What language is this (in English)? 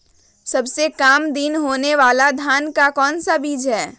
Magahi